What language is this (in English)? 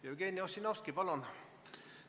Estonian